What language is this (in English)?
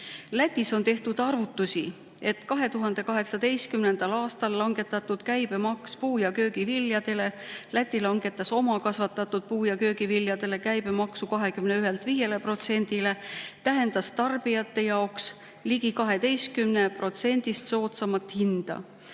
Estonian